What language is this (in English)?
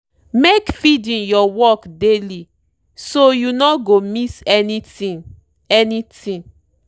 Nigerian Pidgin